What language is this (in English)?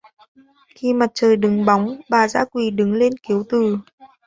Vietnamese